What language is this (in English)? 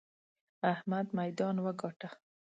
Pashto